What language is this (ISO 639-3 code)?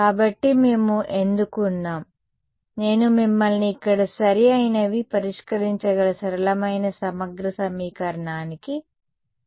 tel